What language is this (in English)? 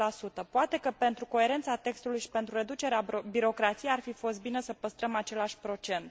Romanian